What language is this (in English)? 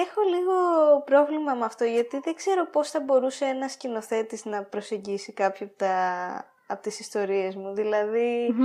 Greek